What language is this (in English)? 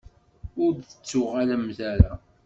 Kabyle